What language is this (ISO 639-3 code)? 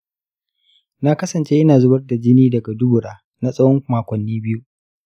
hau